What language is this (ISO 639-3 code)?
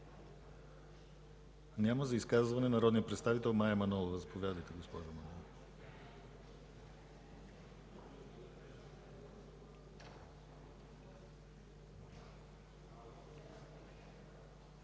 bul